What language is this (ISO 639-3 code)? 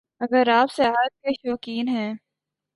urd